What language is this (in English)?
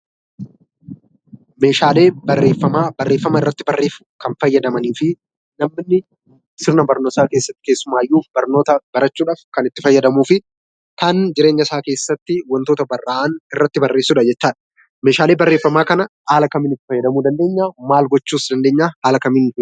Oromo